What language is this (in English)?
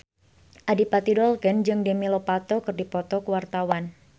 Sundanese